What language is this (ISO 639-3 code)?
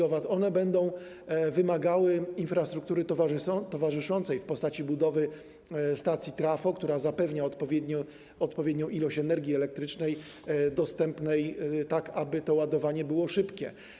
pol